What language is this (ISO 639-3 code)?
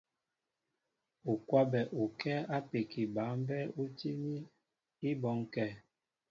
mbo